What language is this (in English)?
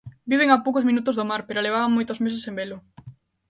Galician